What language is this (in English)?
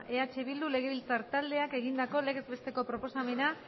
Basque